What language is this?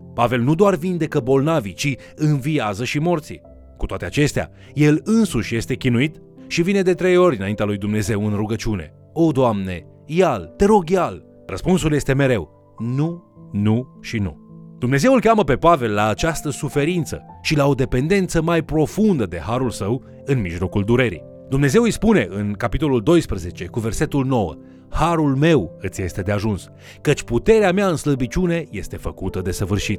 Romanian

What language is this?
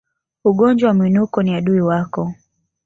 Swahili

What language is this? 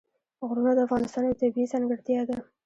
Pashto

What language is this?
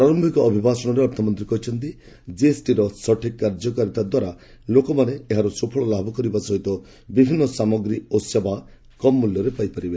Odia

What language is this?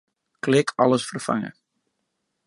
Western Frisian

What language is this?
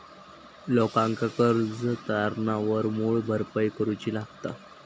Marathi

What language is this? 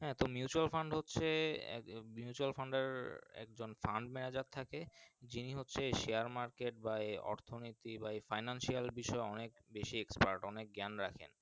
Bangla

